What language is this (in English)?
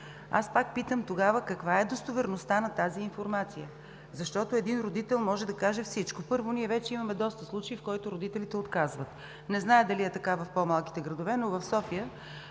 Bulgarian